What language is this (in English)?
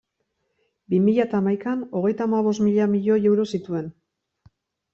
Basque